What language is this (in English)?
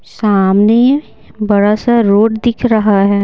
Hindi